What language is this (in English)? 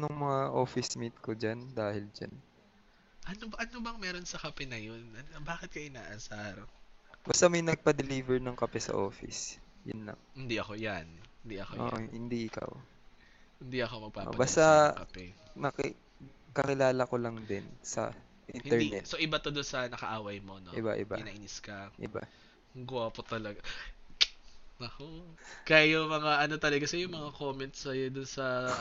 Filipino